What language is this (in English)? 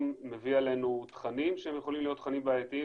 Hebrew